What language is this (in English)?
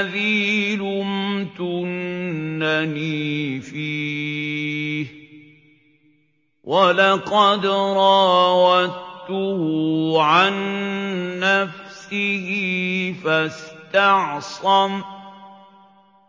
Arabic